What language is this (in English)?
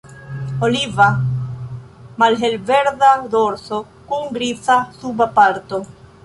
Esperanto